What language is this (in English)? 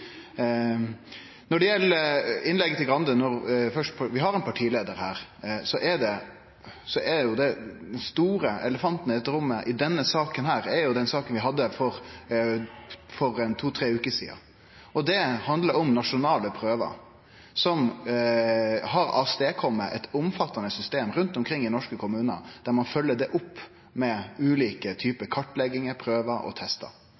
Norwegian Nynorsk